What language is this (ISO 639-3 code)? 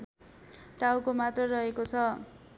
nep